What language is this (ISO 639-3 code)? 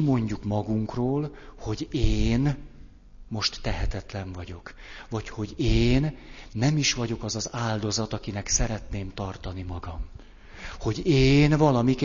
hun